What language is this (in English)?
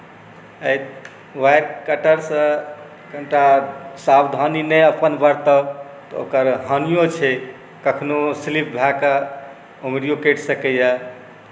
Maithili